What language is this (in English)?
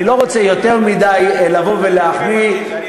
Hebrew